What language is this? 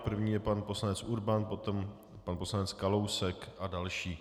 Czech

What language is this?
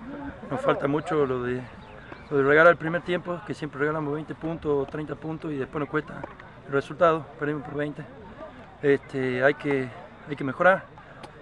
Spanish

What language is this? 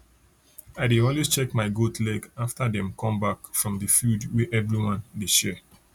Nigerian Pidgin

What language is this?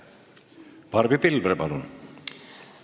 Estonian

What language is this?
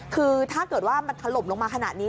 Thai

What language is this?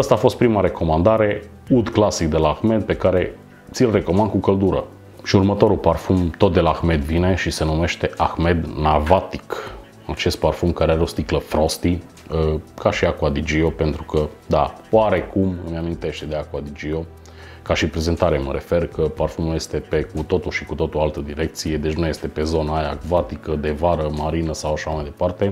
Romanian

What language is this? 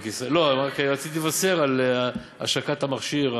Hebrew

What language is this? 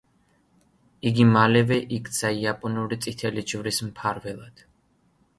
Georgian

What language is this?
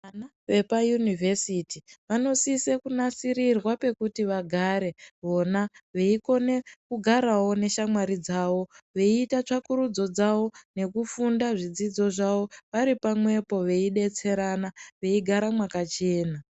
Ndau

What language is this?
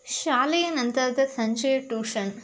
Kannada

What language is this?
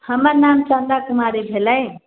Maithili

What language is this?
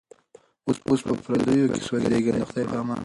Pashto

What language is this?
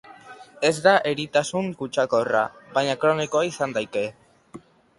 Basque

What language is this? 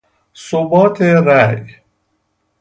Persian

